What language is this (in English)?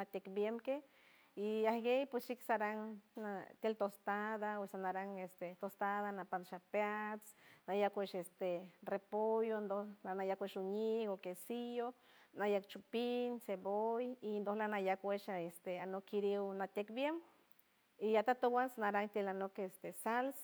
San Francisco Del Mar Huave